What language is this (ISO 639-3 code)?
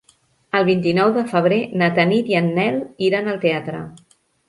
cat